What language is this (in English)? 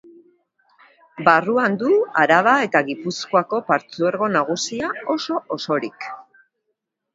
Basque